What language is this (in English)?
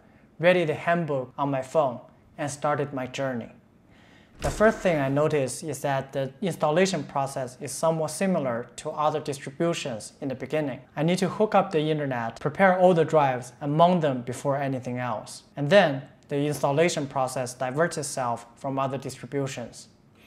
English